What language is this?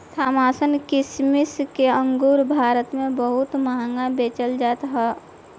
Bhojpuri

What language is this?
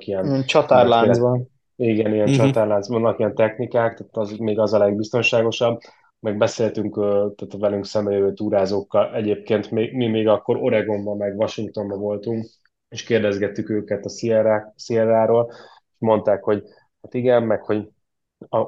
Hungarian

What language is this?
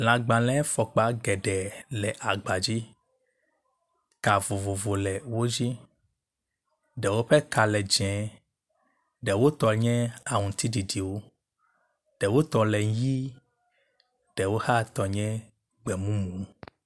Ewe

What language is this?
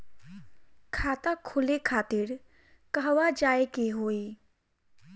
Bhojpuri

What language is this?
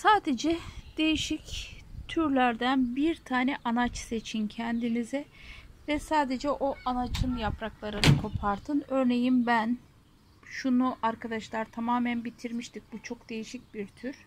Turkish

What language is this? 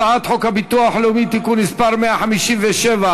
Hebrew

